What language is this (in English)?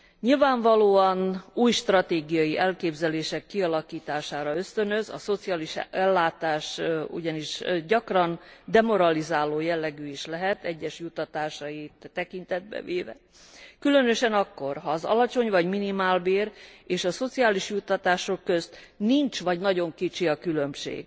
Hungarian